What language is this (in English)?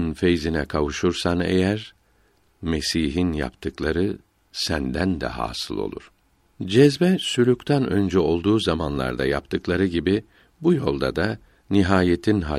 Turkish